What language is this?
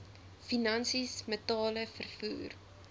Afrikaans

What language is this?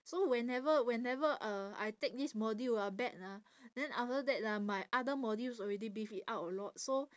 English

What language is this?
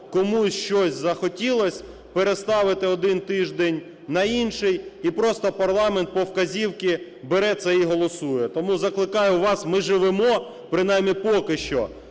Ukrainian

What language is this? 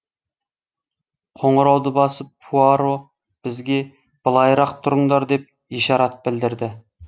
Kazakh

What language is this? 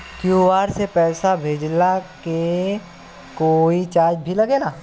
Bhojpuri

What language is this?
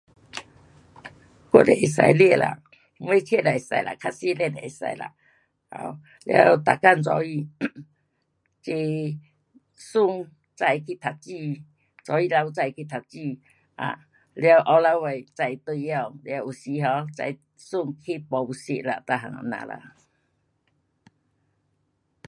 Pu-Xian Chinese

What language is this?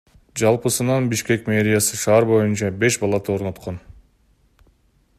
Kyrgyz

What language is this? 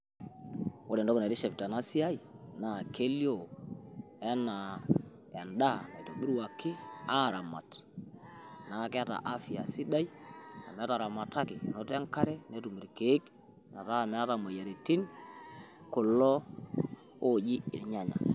Masai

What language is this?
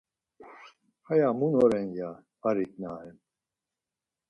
Laz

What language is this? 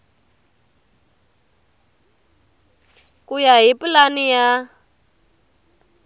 Tsonga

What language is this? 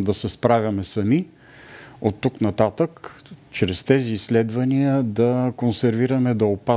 Bulgarian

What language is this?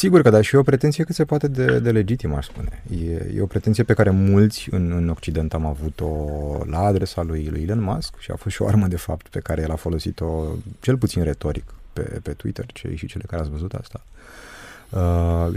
Romanian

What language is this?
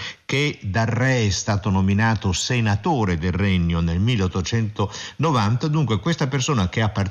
Italian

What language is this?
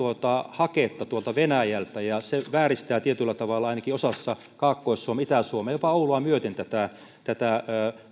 Finnish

